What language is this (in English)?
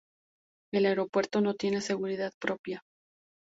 Spanish